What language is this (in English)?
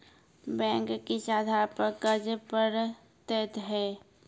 Maithili